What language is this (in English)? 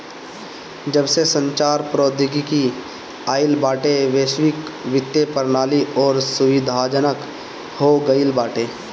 Bhojpuri